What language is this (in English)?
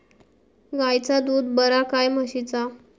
Marathi